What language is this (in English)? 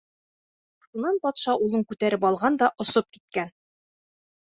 Bashkir